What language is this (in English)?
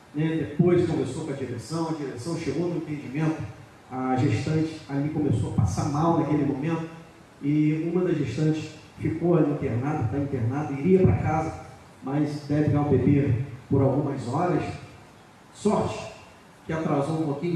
Portuguese